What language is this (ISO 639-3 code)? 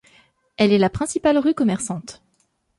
fra